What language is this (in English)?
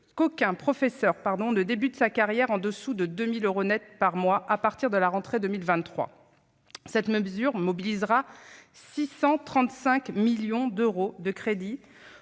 French